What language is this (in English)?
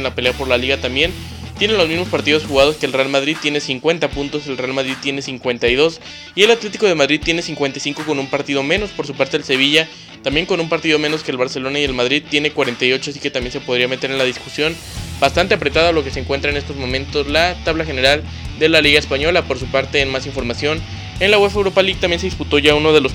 Spanish